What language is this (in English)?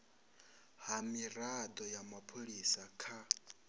Venda